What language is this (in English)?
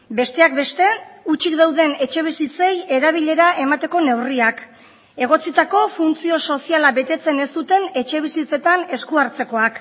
Basque